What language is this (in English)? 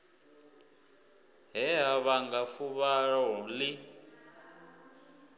Venda